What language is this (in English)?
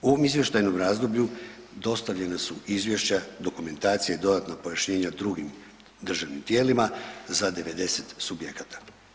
Croatian